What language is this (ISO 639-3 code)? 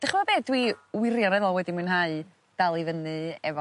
cym